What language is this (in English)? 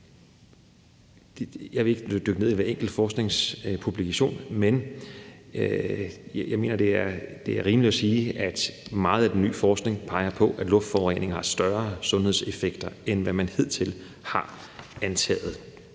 Danish